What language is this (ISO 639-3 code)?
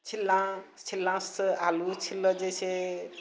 mai